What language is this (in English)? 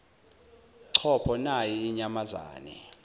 Zulu